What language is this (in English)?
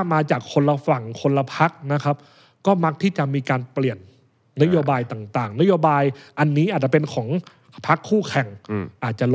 Thai